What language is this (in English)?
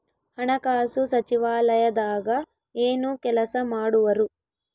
Kannada